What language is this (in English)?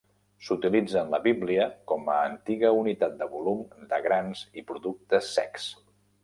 Catalan